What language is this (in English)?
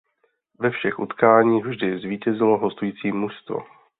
Czech